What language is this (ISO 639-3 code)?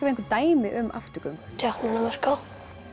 isl